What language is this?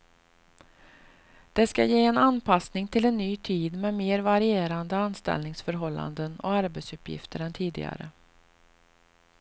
Swedish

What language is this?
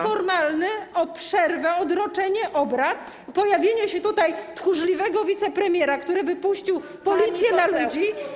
Polish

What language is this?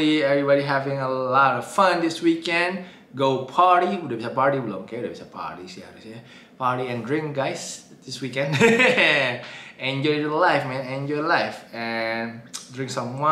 Indonesian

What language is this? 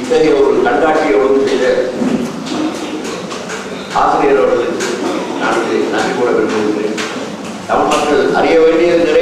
Romanian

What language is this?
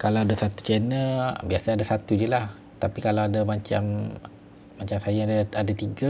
Malay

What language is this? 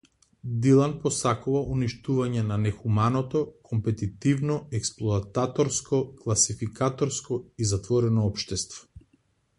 Macedonian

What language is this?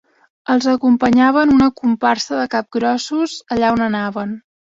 Catalan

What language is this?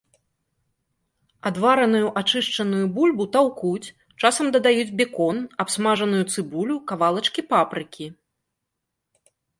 Belarusian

